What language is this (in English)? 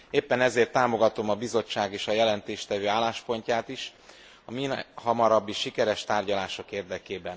Hungarian